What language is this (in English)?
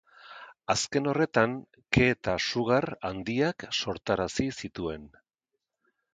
Basque